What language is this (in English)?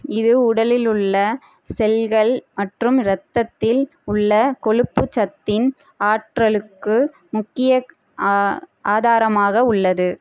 Tamil